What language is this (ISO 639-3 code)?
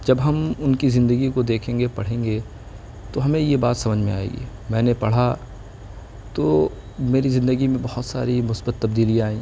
urd